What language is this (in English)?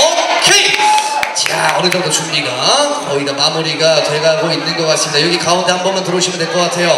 Korean